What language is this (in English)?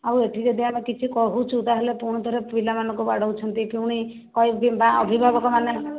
Odia